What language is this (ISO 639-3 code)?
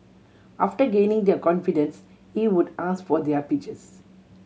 eng